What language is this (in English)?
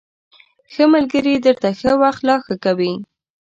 Pashto